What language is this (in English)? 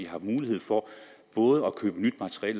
Danish